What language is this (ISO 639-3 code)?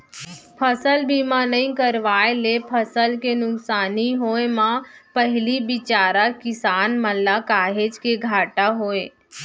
hne